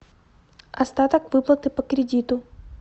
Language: Russian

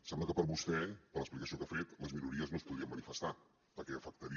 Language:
Catalan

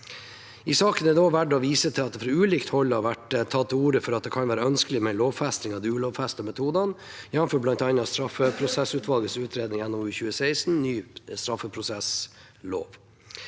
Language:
Norwegian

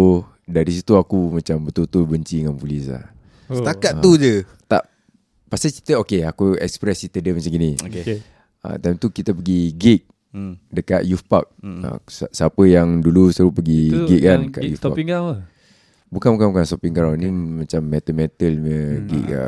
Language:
Malay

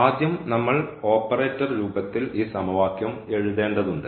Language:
Malayalam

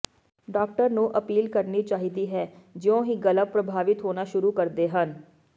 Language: Punjabi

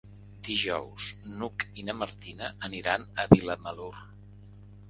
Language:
Catalan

